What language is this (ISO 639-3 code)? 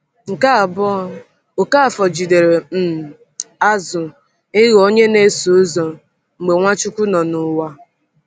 ibo